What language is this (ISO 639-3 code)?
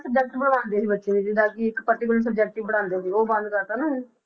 pan